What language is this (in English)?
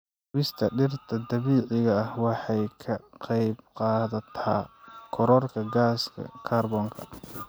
Somali